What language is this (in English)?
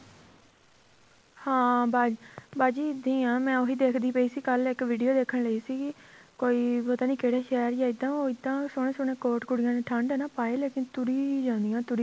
Punjabi